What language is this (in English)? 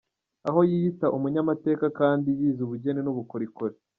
Kinyarwanda